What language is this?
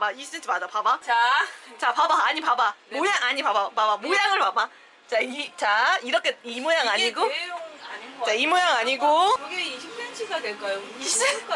Korean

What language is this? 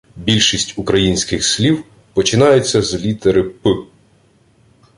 Ukrainian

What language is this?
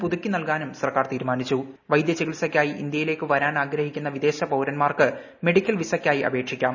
Malayalam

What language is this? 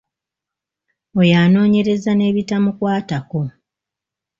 Ganda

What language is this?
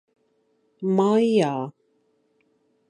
Latvian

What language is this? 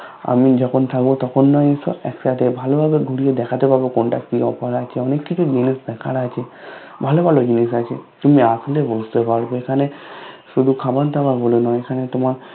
Bangla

